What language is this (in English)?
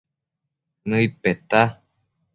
Matsés